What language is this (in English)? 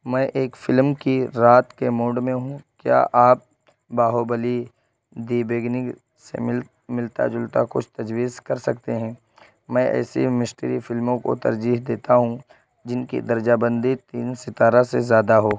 Urdu